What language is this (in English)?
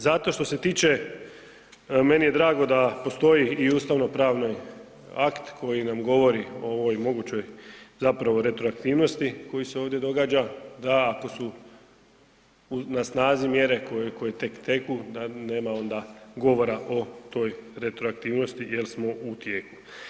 Croatian